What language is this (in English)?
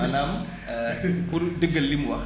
Wolof